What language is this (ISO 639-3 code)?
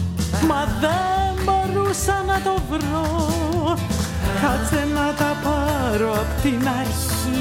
ell